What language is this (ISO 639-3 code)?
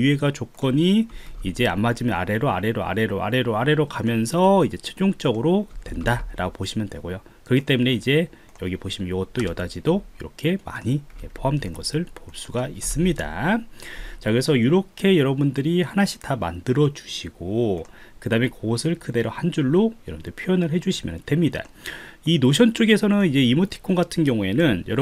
kor